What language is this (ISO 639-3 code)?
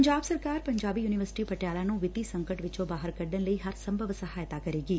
pan